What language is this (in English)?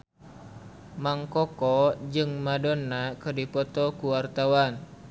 Sundanese